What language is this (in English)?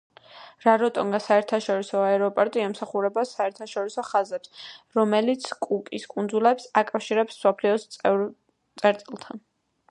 Georgian